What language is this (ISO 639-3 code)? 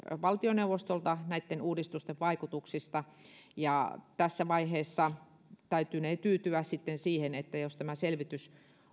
fin